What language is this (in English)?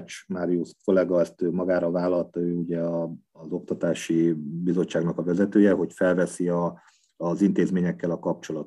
Hungarian